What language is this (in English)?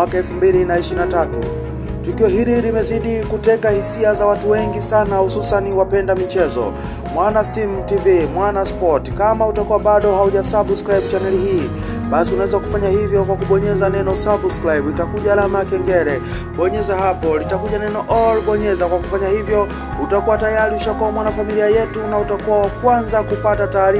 Romanian